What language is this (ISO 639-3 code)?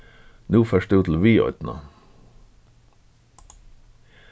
fao